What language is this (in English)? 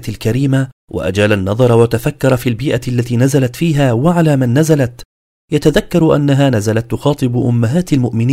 Arabic